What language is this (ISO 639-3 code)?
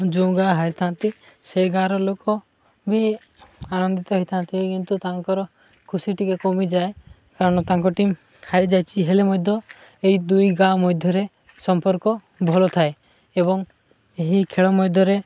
ori